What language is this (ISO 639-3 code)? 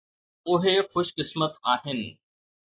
snd